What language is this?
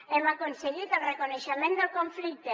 Catalan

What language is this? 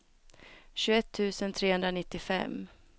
Swedish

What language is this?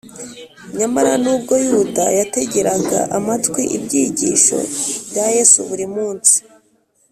Kinyarwanda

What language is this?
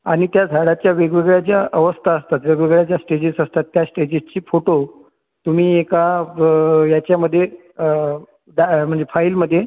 Marathi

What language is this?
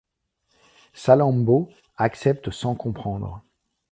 French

